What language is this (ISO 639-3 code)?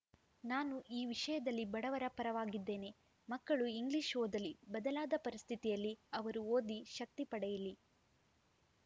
kan